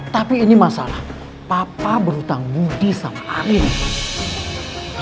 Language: Indonesian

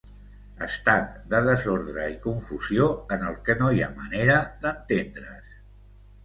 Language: Catalan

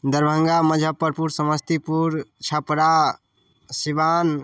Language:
Maithili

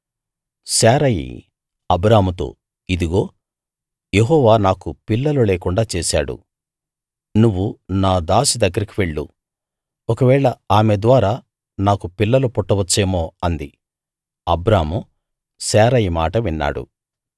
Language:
Telugu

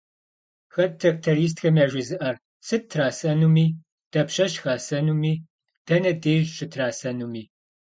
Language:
Kabardian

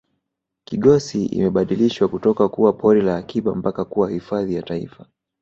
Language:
Swahili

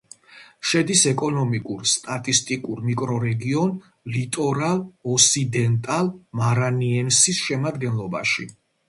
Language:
Georgian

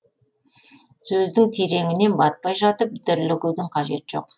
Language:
Kazakh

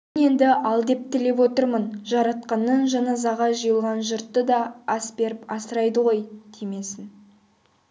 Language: Kazakh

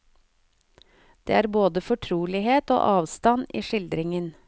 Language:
Norwegian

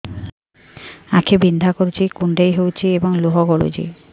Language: Odia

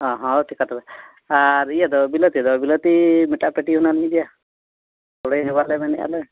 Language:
Santali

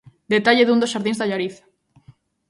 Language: Galician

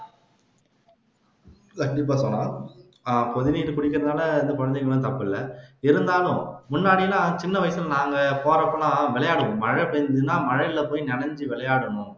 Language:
Tamil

